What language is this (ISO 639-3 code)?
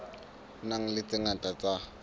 sot